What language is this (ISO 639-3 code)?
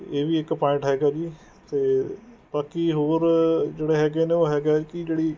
pan